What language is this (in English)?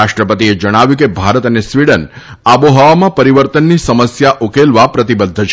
Gujarati